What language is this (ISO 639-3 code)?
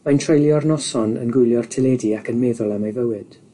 cym